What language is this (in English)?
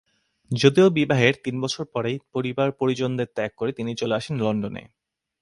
Bangla